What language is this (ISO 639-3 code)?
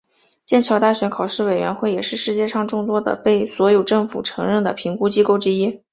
zho